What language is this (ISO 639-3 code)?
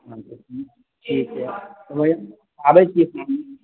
mai